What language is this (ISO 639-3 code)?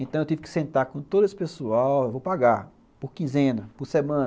por